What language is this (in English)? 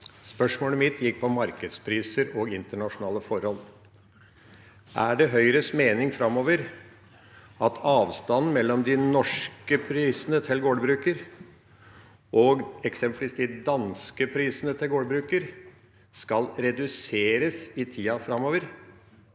Norwegian